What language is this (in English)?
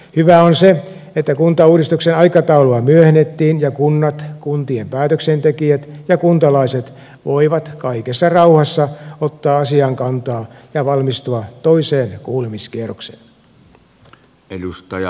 Finnish